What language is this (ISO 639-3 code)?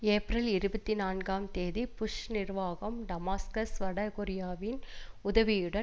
tam